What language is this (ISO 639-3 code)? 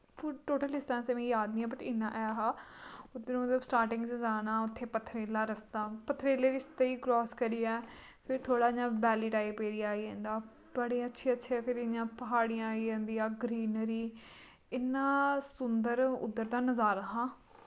doi